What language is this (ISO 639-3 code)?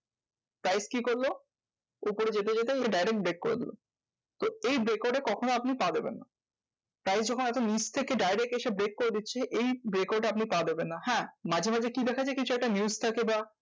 ben